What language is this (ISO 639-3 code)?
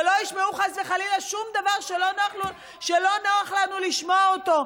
heb